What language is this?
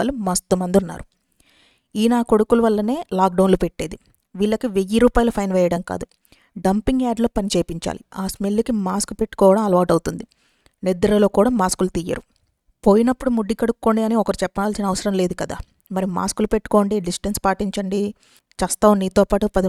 Telugu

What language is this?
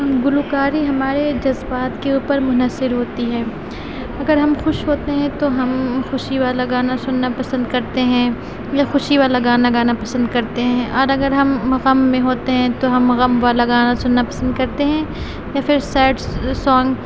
Urdu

